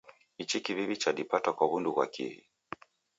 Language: Taita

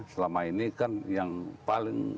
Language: Indonesian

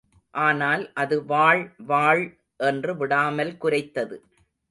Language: Tamil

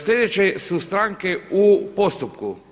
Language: Croatian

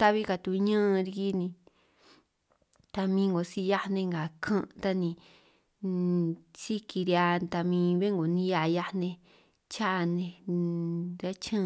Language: San Martín Itunyoso Triqui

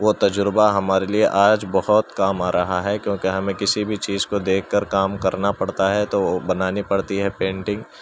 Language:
Urdu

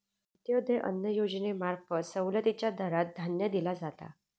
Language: Marathi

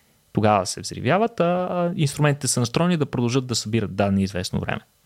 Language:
Bulgarian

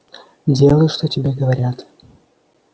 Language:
Russian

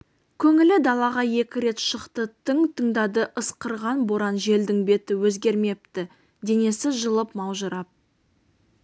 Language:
Kazakh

